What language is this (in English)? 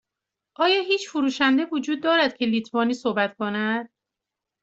Persian